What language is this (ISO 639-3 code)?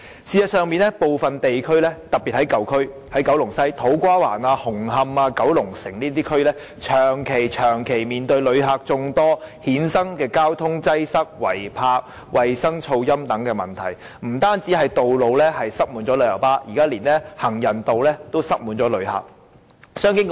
yue